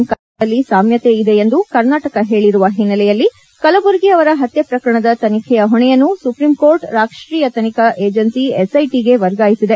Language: Kannada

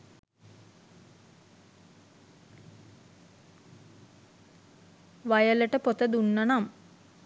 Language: Sinhala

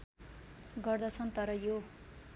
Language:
Nepali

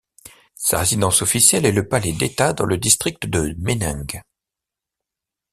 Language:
French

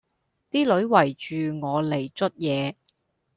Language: Cantonese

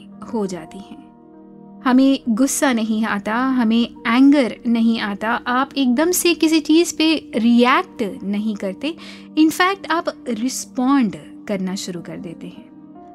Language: Hindi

